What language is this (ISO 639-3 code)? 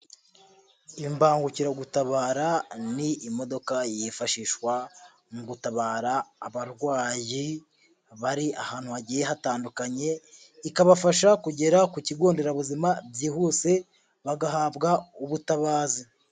kin